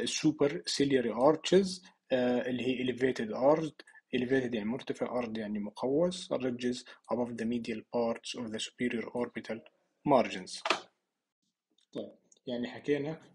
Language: Arabic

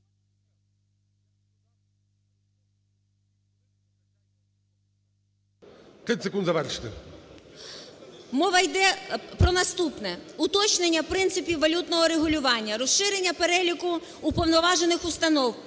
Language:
Ukrainian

